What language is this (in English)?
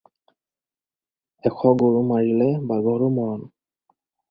Assamese